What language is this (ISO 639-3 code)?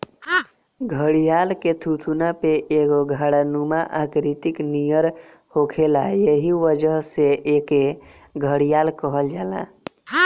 bho